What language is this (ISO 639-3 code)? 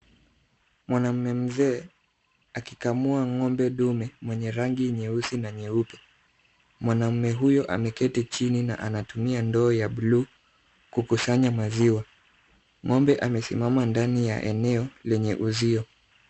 swa